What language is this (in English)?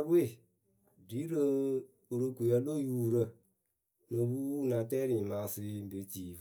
Akebu